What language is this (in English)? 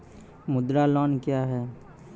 Maithili